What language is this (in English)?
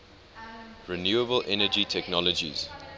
English